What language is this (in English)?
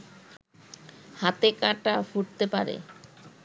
Bangla